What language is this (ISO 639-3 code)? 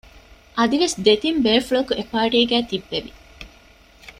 div